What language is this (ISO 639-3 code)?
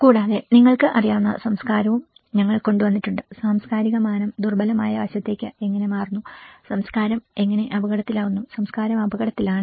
mal